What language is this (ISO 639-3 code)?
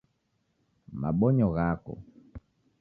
dav